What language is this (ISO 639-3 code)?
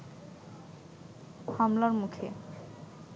ben